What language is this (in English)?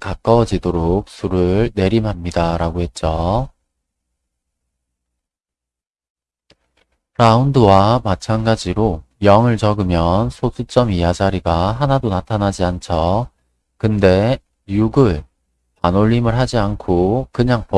Korean